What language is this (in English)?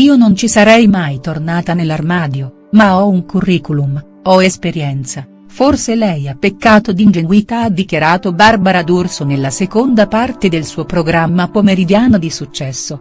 Italian